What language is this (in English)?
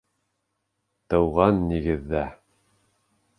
Bashkir